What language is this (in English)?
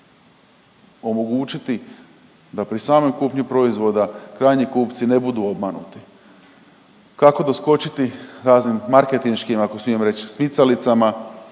Croatian